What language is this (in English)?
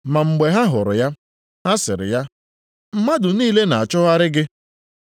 Igbo